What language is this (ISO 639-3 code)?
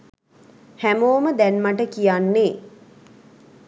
sin